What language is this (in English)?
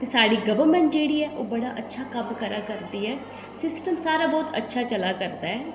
Dogri